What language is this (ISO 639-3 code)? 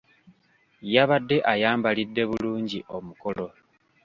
lug